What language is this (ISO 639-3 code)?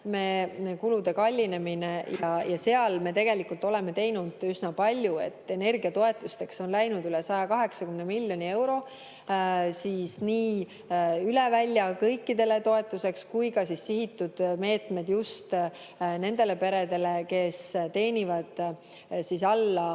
est